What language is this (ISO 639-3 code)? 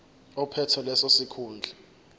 zul